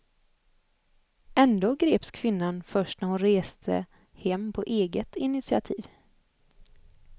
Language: Swedish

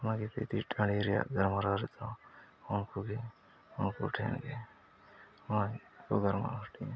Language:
Santali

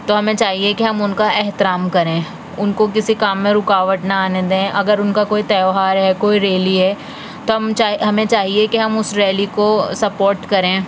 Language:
Urdu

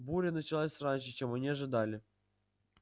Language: Russian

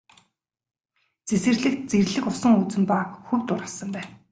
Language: Mongolian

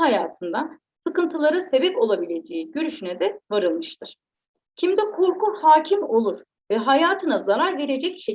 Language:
Turkish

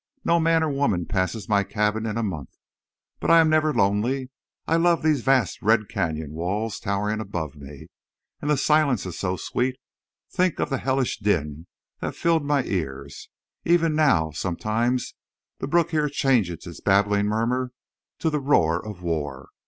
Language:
English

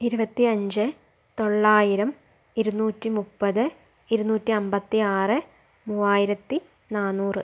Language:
Malayalam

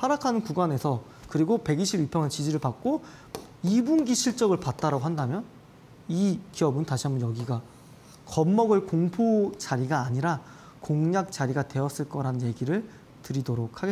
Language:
Korean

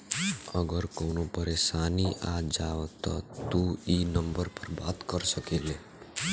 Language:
Bhojpuri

